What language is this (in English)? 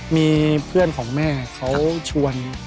Thai